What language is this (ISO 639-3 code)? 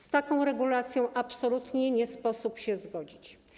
pol